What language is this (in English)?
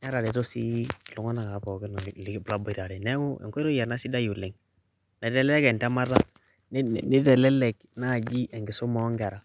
Masai